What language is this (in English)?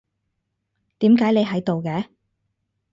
Cantonese